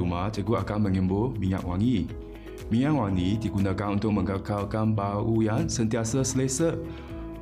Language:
Malay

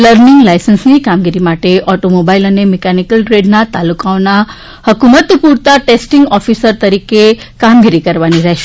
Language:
Gujarati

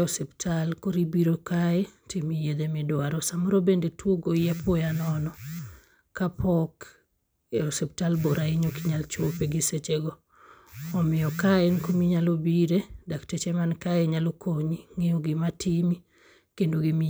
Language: Luo (Kenya and Tanzania)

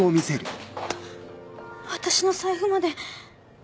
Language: Japanese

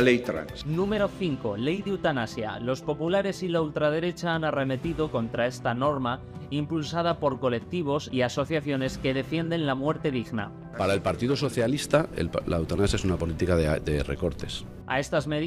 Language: Spanish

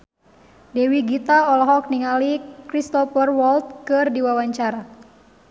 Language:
Sundanese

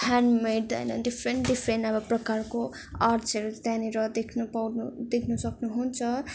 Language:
Nepali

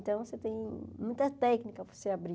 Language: Portuguese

